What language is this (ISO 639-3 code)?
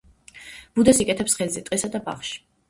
kat